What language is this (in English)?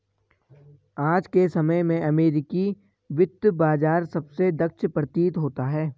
Hindi